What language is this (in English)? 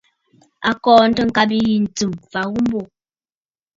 Bafut